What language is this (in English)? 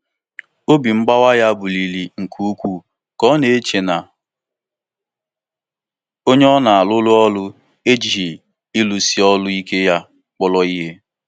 Igbo